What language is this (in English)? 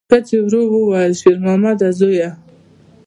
Pashto